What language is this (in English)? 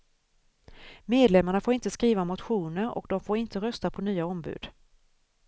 Swedish